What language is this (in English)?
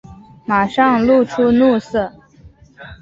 Chinese